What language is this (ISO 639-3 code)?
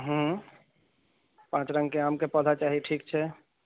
mai